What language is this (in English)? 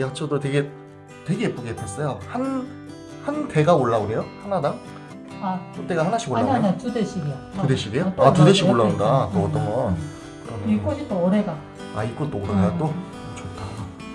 Korean